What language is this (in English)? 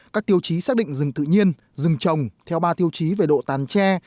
Vietnamese